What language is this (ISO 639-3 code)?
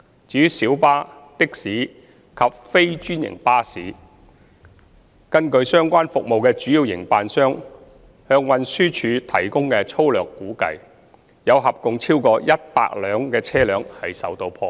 yue